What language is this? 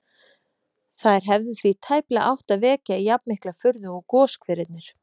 Icelandic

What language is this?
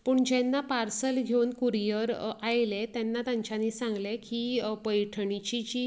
Konkani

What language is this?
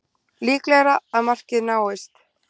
Icelandic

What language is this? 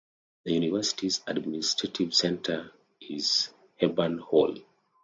English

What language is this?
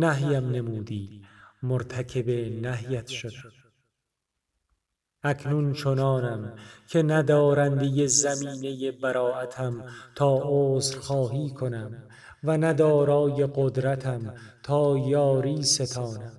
Persian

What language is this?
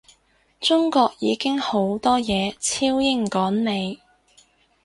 Cantonese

